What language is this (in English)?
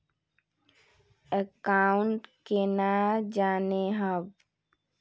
Magahi